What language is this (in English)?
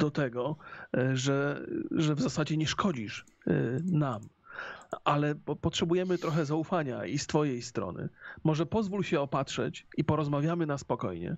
Polish